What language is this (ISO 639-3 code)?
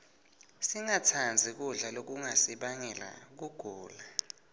ssw